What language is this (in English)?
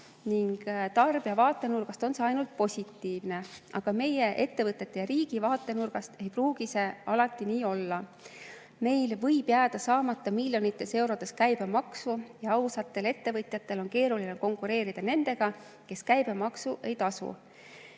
Estonian